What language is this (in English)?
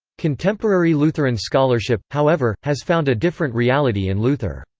English